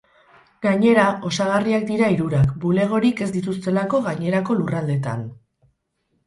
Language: Basque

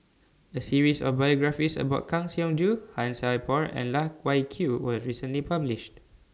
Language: English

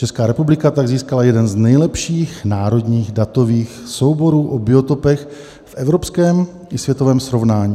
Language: Czech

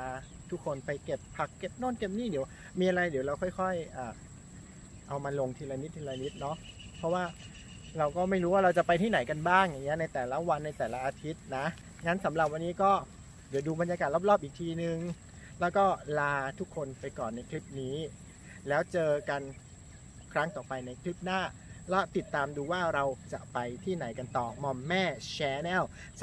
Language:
Thai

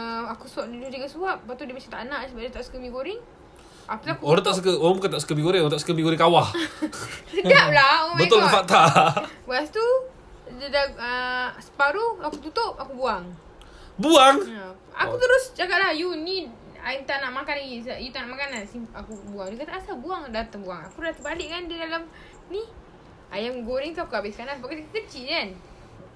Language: Malay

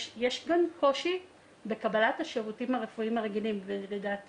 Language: Hebrew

